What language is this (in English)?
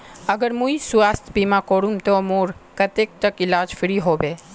Magahi